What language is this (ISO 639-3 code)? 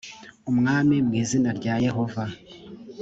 kin